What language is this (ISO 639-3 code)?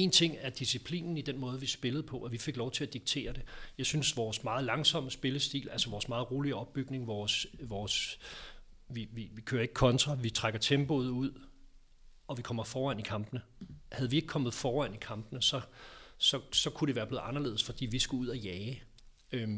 dan